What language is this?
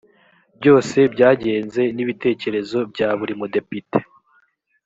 Kinyarwanda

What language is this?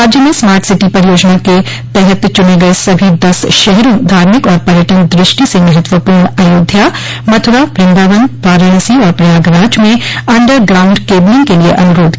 Hindi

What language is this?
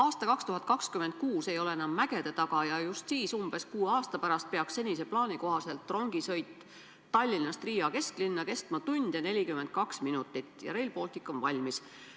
Estonian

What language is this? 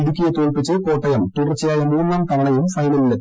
Malayalam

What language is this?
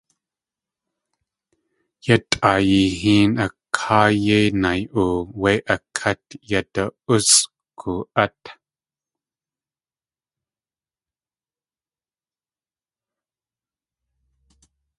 Tlingit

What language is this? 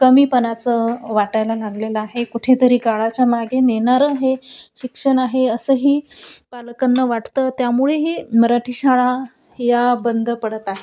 Marathi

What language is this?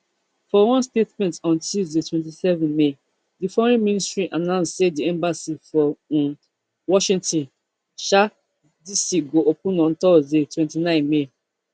Nigerian Pidgin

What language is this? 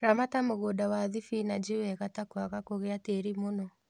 Kikuyu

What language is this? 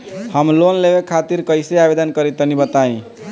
Bhojpuri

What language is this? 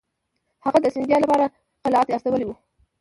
Pashto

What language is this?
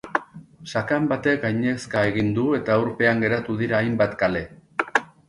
Basque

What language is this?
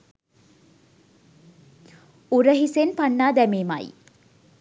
Sinhala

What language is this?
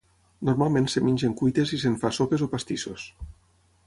Catalan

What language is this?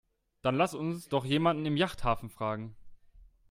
German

